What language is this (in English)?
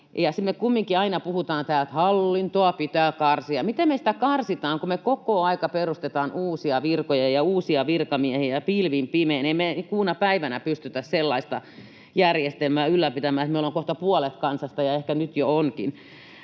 Finnish